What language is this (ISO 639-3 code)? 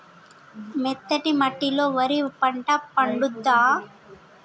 tel